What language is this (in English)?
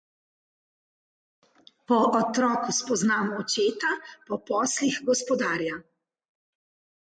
Slovenian